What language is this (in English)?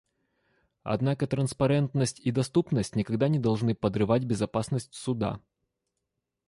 Russian